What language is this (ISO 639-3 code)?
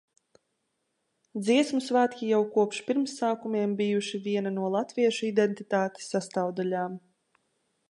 lav